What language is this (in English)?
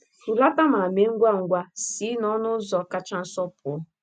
Igbo